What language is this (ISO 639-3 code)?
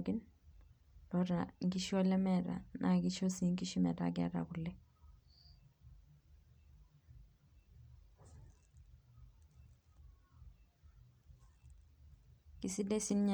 mas